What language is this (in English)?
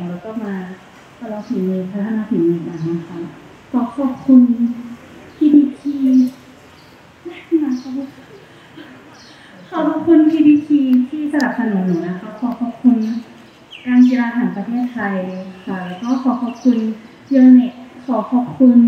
Thai